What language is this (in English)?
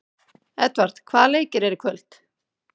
Icelandic